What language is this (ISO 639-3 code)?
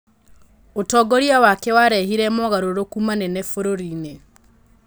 kik